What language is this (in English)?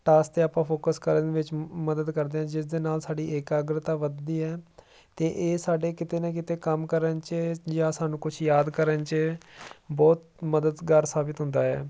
Punjabi